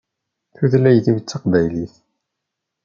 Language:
Kabyle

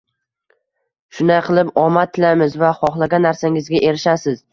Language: Uzbek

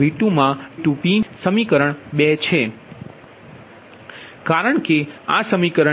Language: Gujarati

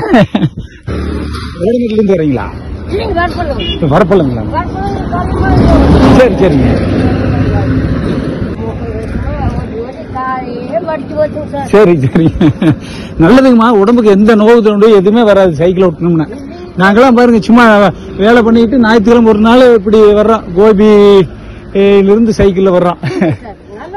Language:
Arabic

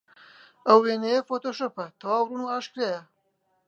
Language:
Central Kurdish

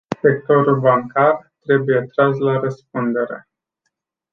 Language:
Romanian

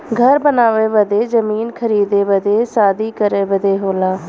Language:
Bhojpuri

